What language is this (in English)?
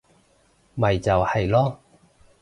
Cantonese